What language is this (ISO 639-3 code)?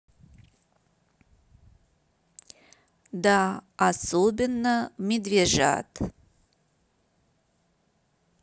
rus